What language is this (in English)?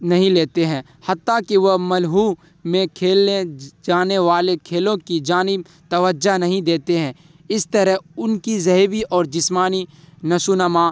Urdu